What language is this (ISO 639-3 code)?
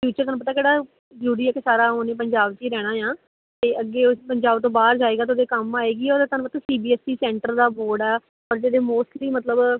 pan